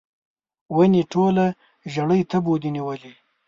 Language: Pashto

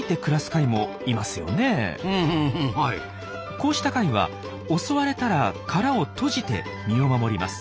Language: Japanese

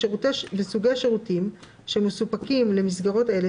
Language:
Hebrew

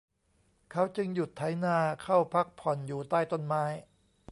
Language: Thai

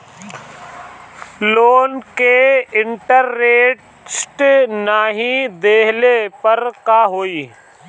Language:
Bhojpuri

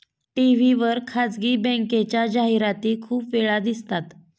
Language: Marathi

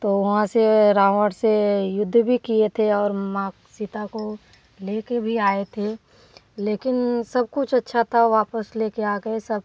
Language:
Hindi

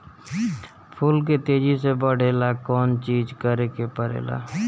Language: Bhojpuri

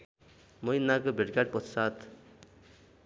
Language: Nepali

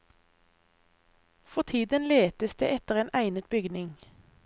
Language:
Norwegian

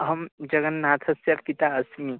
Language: Sanskrit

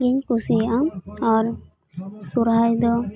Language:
Santali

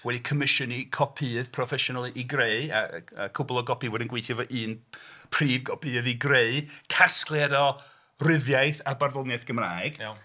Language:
Welsh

